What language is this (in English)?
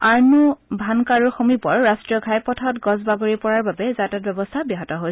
Assamese